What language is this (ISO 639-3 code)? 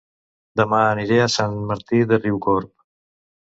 cat